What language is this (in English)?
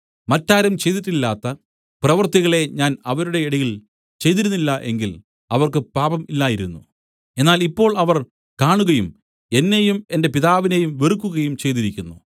Malayalam